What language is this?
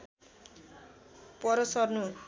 Nepali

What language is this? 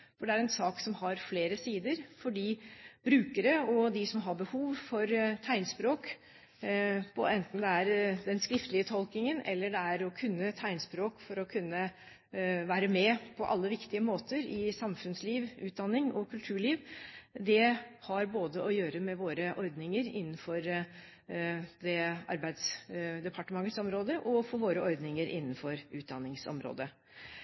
Norwegian Bokmål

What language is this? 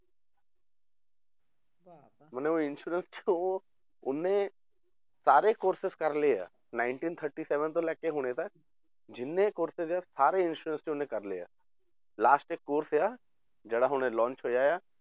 Punjabi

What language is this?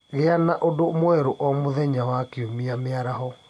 Kikuyu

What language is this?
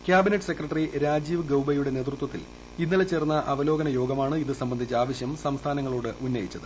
Malayalam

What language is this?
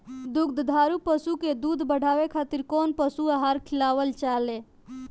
Bhojpuri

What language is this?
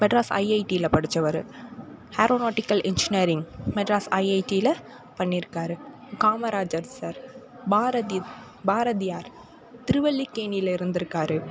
Tamil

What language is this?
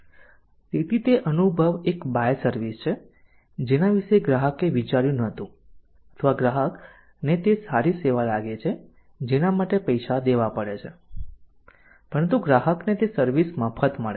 Gujarati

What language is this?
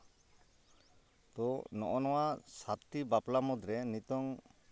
Santali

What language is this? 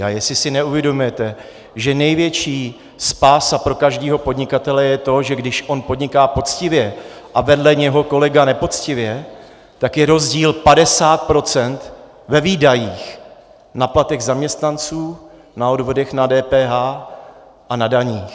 Czech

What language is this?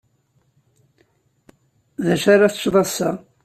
Kabyle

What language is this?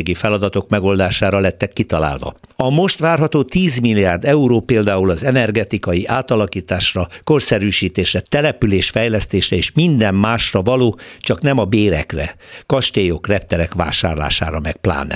Hungarian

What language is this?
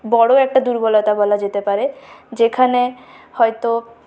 Bangla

